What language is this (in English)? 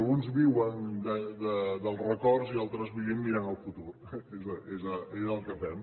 Catalan